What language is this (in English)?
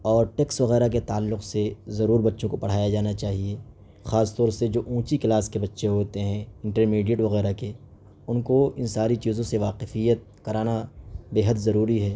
Urdu